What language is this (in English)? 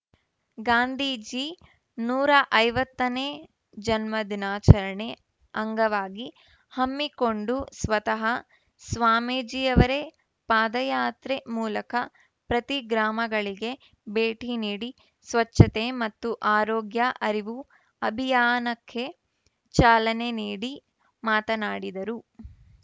Kannada